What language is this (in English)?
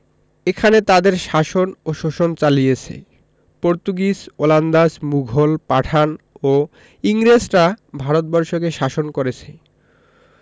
Bangla